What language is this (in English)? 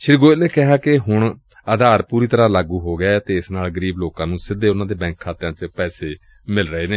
Punjabi